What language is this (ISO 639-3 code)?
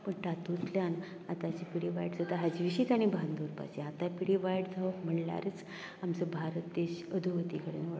kok